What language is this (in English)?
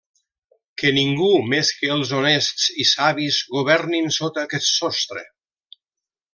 Catalan